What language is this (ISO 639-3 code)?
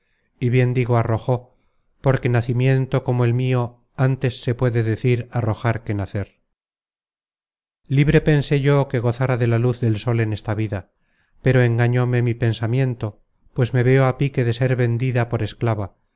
spa